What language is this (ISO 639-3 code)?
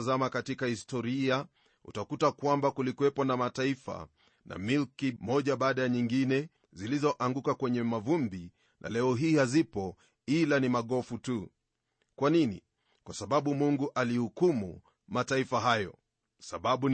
swa